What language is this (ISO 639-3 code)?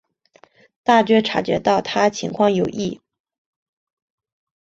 zho